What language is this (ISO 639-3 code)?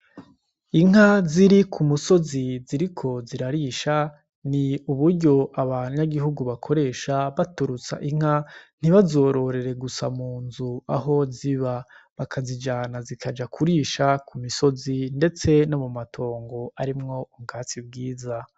run